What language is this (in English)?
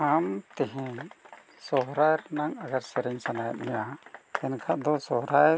Santali